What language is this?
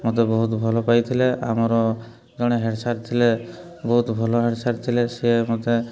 Odia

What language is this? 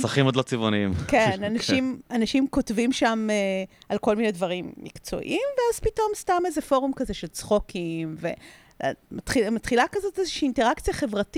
Hebrew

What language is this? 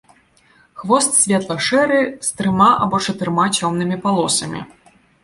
Belarusian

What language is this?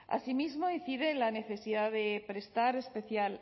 Spanish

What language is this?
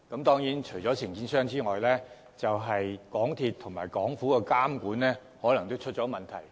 Cantonese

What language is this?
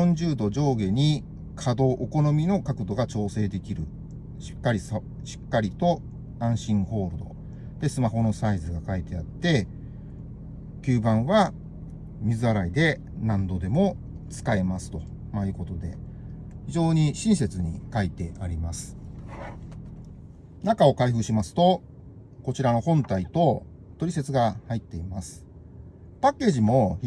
Japanese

